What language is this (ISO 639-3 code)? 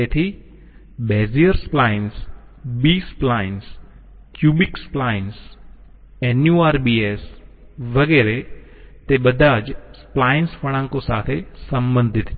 guj